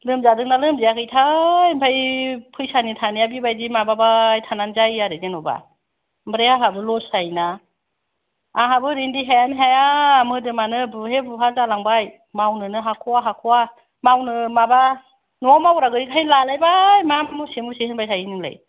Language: Bodo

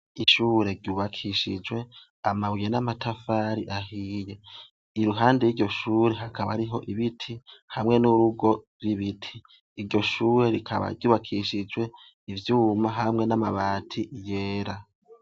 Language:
Rundi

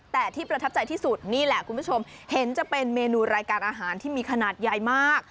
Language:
Thai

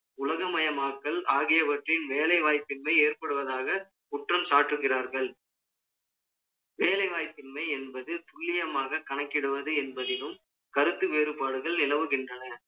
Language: Tamil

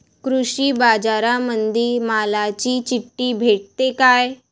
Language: Marathi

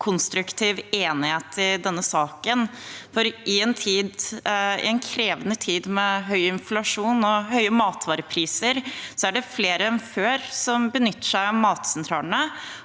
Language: Norwegian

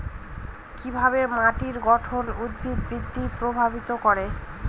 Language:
Bangla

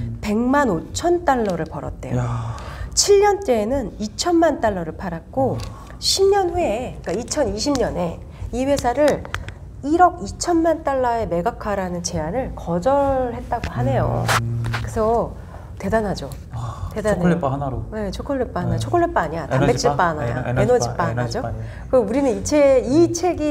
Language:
Korean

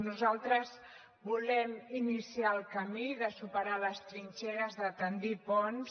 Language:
Catalan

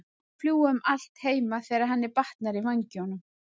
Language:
Icelandic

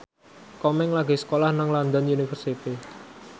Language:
Javanese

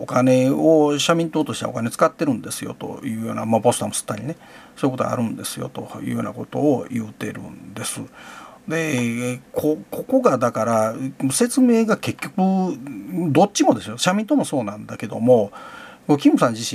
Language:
Japanese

